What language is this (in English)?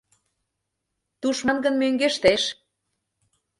Mari